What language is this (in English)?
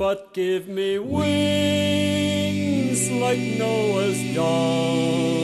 Polish